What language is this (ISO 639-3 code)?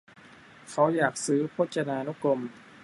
tha